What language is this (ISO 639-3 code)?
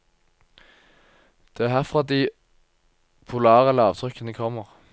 nor